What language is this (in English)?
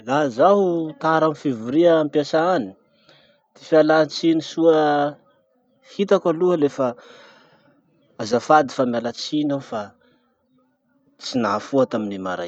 Masikoro Malagasy